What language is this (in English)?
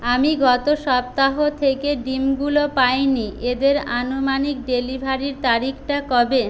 Bangla